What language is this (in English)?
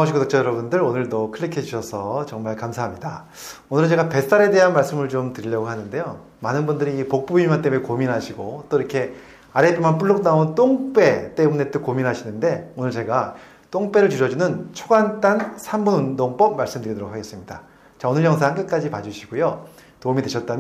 Korean